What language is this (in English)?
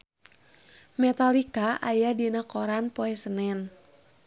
Sundanese